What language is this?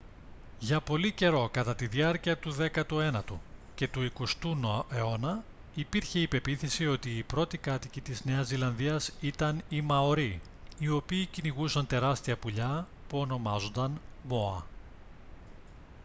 Greek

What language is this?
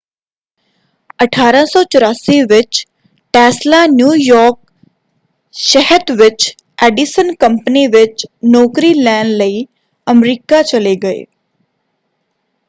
Punjabi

